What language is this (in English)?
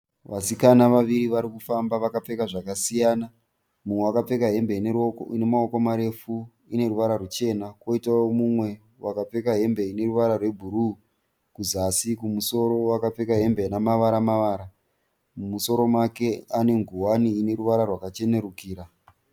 Shona